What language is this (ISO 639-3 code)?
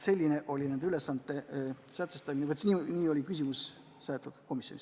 est